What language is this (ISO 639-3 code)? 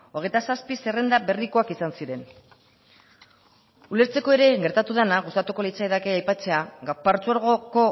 eus